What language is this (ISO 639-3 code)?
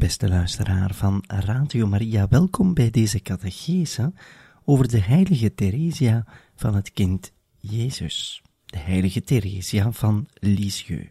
nld